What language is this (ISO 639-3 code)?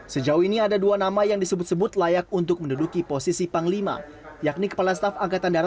ind